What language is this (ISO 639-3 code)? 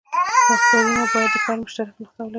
pus